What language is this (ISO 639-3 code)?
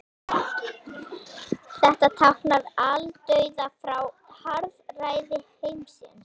isl